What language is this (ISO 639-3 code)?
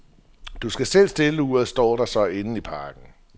dan